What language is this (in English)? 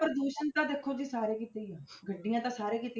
Punjabi